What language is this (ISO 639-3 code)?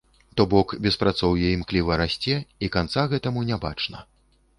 bel